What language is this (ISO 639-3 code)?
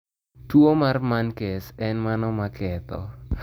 luo